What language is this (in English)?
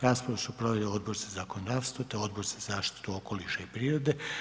Croatian